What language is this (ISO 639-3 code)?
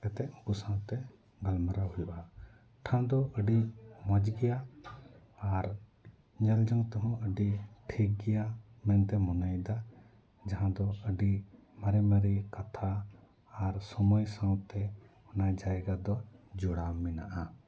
sat